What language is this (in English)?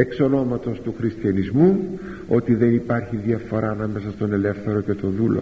Greek